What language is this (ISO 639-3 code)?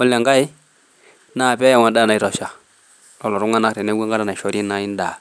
mas